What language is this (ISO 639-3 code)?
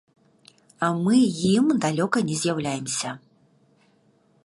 bel